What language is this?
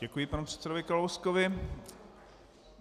Czech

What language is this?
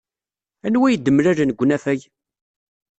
Kabyle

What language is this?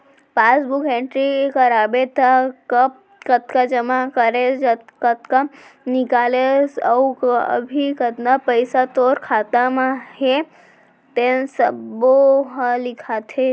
Chhattisgarhi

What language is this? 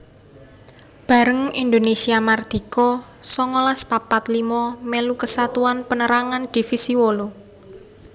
Javanese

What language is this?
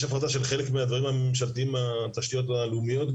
Hebrew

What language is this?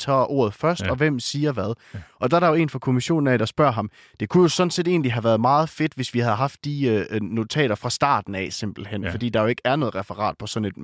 Danish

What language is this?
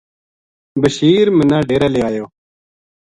Gujari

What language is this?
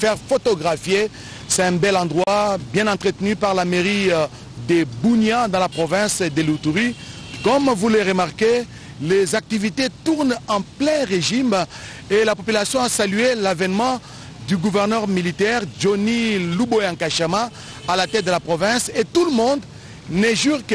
French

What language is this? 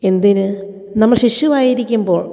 Malayalam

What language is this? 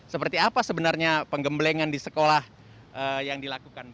Indonesian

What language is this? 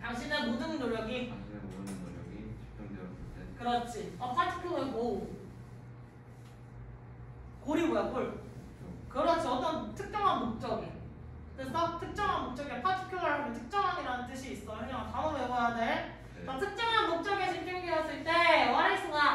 Korean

